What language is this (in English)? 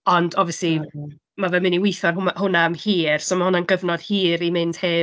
Welsh